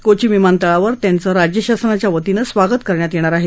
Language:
Marathi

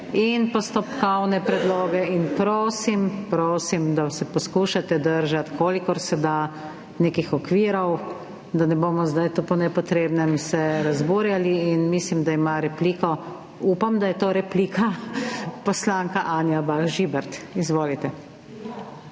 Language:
Slovenian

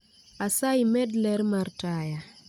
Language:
Luo (Kenya and Tanzania)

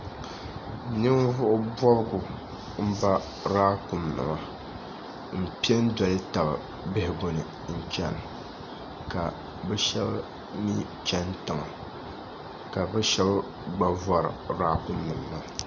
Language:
Dagbani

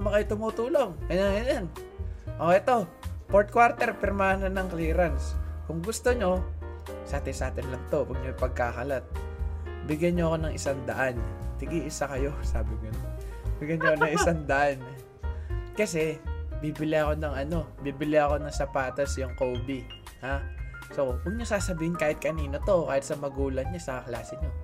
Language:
Filipino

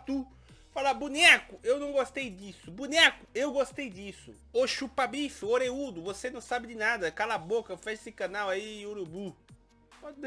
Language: Portuguese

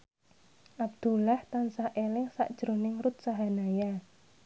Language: Javanese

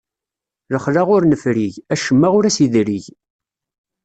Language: Kabyle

